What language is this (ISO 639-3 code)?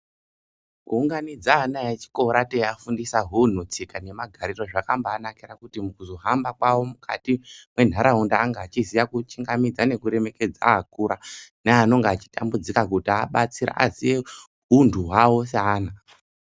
ndc